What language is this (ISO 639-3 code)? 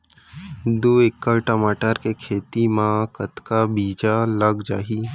hne